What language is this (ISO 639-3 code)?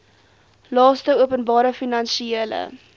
afr